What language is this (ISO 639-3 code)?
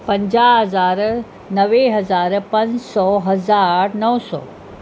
snd